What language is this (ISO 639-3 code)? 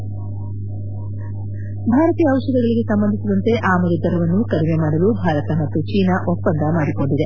kan